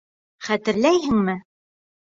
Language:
Bashkir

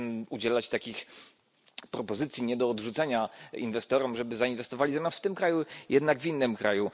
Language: Polish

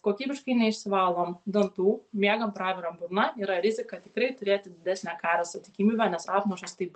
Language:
Lithuanian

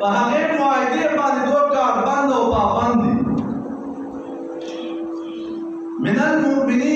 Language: Turkish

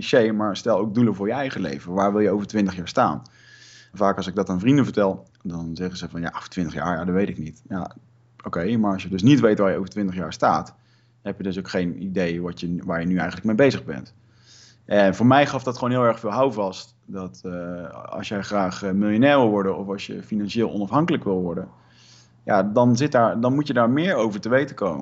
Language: Dutch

